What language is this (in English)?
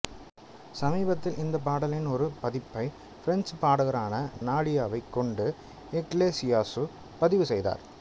Tamil